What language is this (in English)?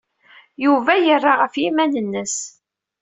Kabyle